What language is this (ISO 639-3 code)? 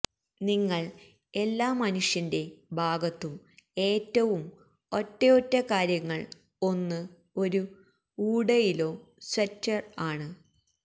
mal